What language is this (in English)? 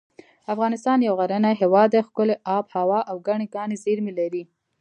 Pashto